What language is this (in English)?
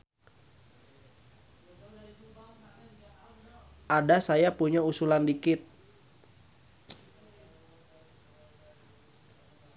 Sundanese